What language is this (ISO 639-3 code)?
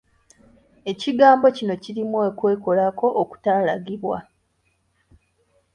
lug